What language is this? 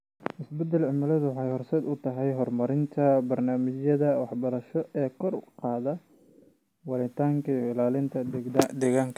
Somali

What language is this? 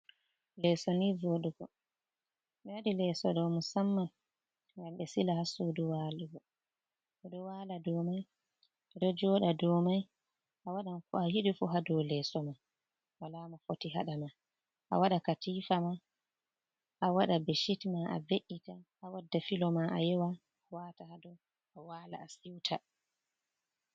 Fula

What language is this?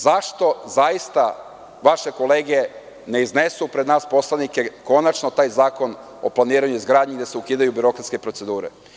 Serbian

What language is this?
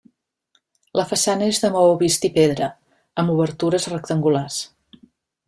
Catalan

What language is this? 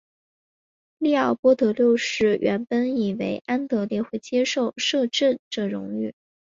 Chinese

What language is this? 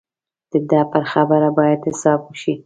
Pashto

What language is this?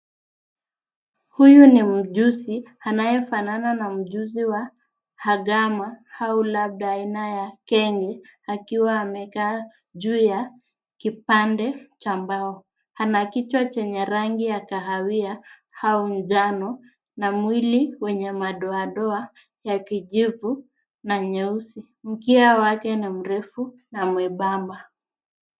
Swahili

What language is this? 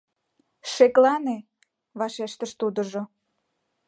Mari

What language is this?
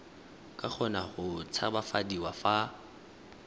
Tswana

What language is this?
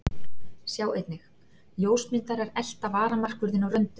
Icelandic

